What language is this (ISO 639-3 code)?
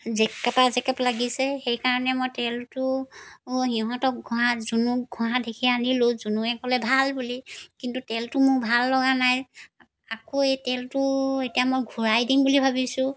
asm